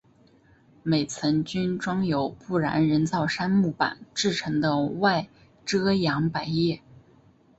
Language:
Chinese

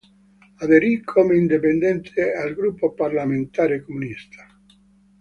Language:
Italian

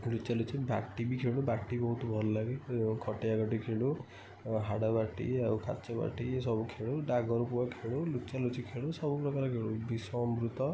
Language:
Odia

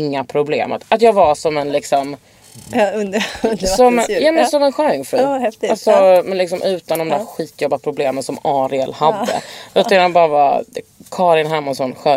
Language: Swedish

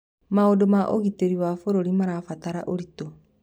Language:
Kikuyu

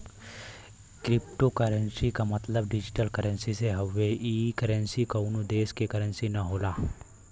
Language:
Bhojpuri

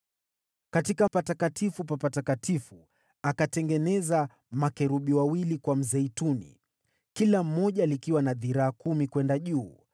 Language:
Swahili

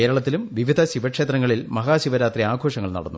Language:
Malayalam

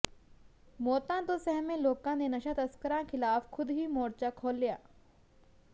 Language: Punjabi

